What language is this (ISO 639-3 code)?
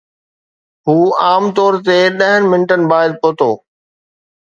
snd